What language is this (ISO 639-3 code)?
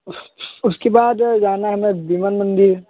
hin